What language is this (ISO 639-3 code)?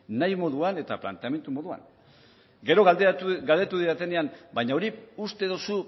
eus